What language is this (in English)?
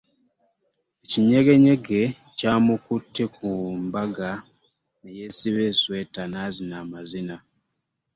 Ganda